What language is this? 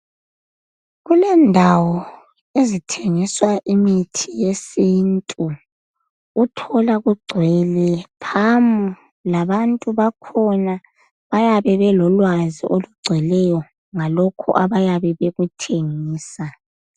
North Ndebele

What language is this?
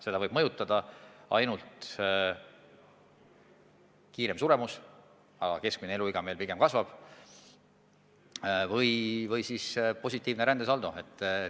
Estonian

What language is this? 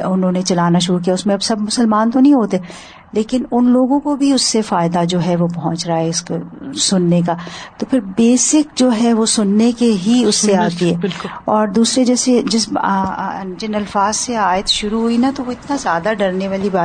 Urdu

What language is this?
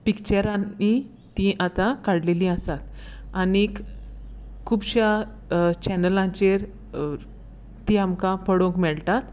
Konkani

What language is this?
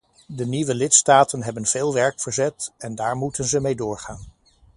Dutch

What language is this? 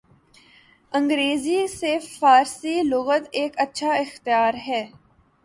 Urdu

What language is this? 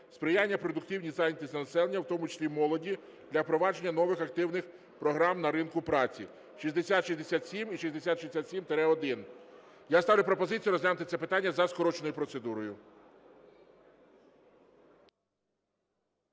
Ukrainian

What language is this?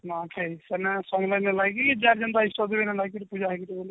Odia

